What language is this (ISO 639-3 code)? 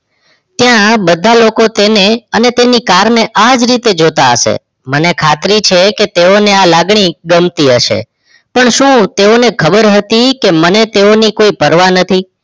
guj